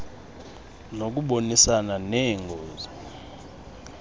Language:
Xhosa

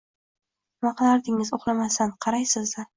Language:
Uzbek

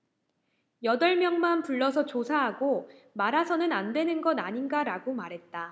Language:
Korean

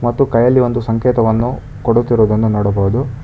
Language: Kannada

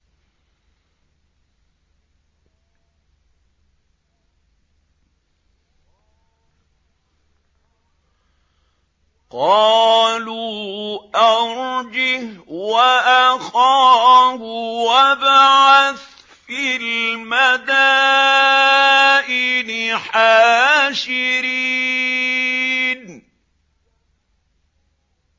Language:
Arabic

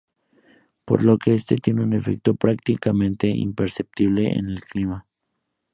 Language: Spanish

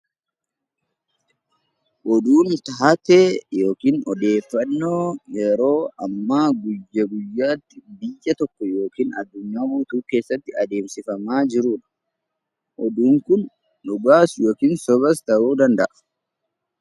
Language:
Oromo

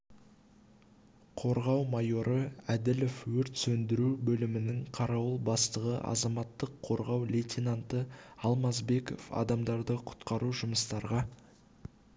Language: Kazakh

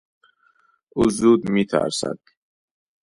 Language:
Persian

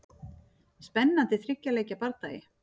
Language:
Icelandic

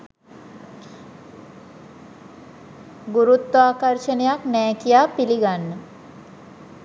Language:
Sinhala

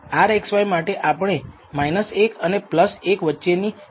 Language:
Gujarati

